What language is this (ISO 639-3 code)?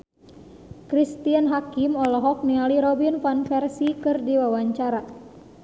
sun